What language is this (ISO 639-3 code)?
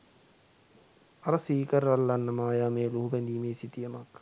sin